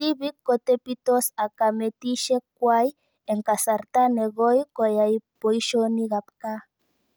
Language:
Kalenjin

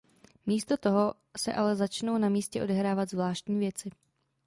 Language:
Czech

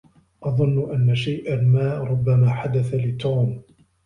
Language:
Arabic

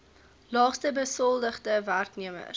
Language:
Afrikaans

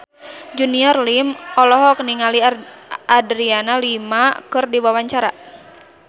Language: Sundanese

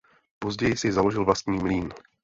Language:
Czech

